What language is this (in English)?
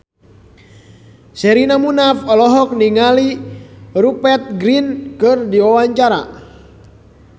Sundanese